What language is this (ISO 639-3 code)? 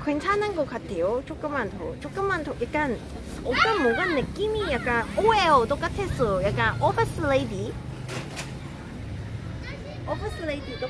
kor